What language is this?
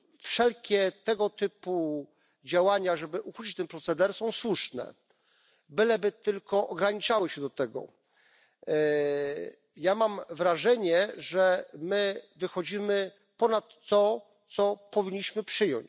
Polish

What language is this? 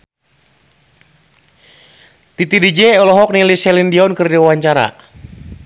Sundanese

